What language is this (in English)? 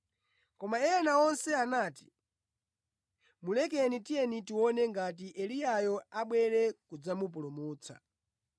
Nyanja